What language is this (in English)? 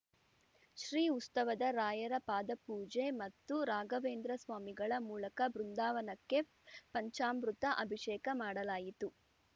Kannada